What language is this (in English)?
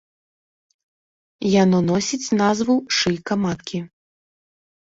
Belarusian